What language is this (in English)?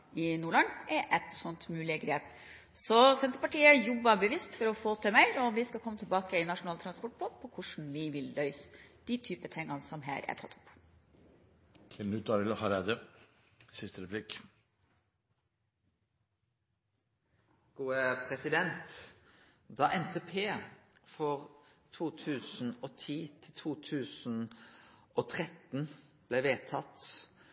Norwegian